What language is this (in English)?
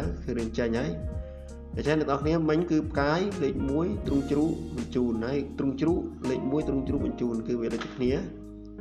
Thai